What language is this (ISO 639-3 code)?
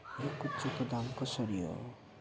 nep